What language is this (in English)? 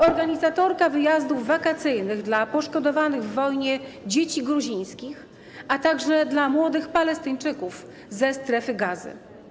Polish